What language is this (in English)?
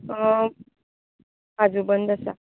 Konkani